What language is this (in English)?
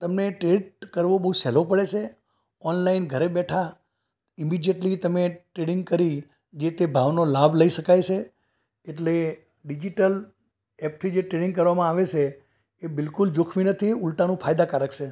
Gujarati